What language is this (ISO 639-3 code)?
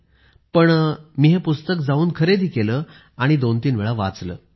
mar